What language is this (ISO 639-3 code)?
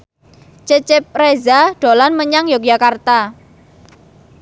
jav